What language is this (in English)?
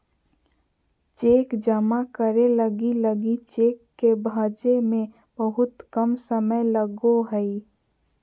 Magahi